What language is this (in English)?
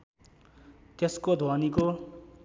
Nepali